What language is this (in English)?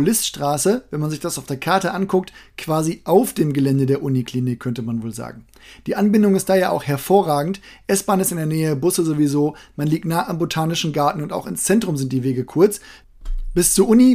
German